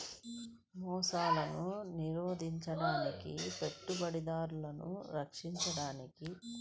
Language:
Telugu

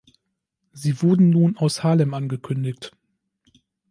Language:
German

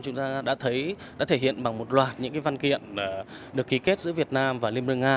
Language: Vietnamese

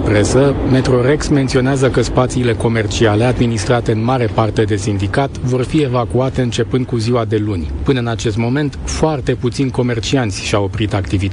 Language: Romanian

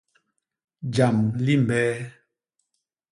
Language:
Basaa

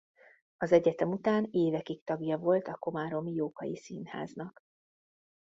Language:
Hungarian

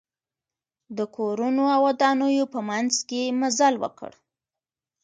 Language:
Pashto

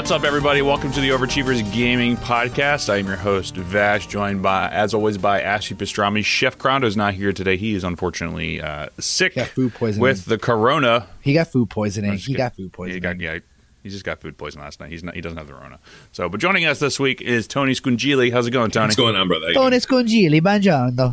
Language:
English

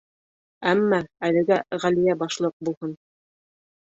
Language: Bashkir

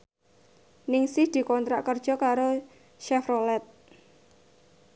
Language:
Javanese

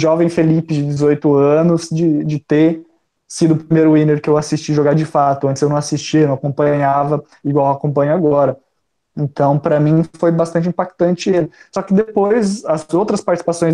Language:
Portuguese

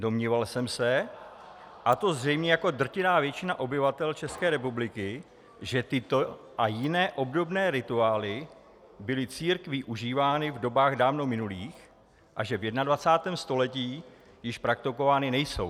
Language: Czech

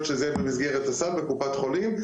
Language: Hebrew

